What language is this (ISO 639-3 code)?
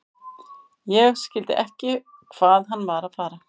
isl